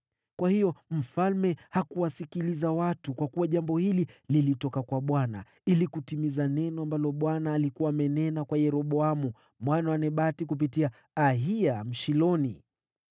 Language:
Swahili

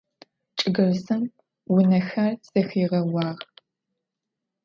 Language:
Adyghe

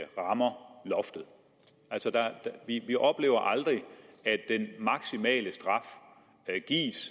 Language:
Danish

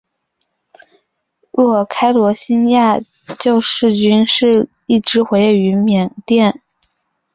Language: Chinese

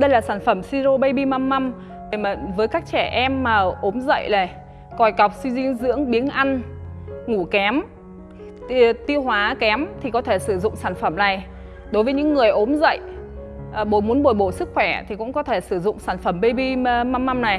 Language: Vietnamese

